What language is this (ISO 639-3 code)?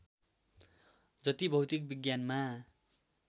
nep